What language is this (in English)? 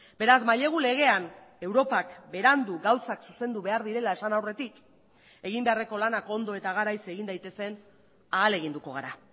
Basque